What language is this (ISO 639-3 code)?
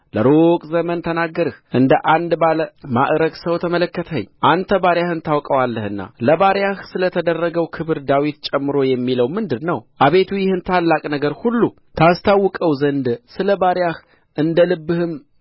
amh